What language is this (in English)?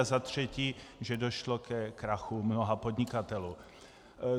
Czech